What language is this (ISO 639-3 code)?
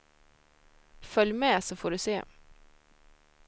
swe